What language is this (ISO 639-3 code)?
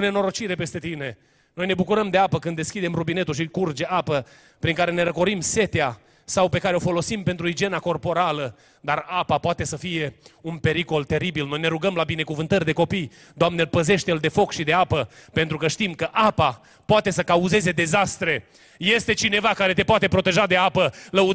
ron